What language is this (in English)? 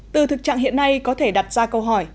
Vietnamese